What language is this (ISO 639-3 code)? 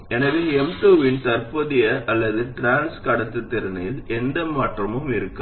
tam